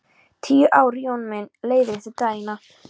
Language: Icelandic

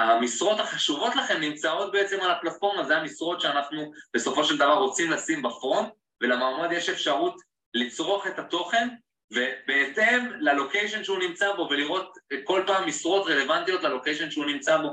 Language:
Hebrew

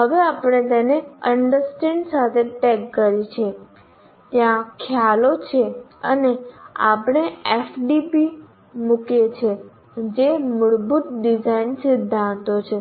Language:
Gujarati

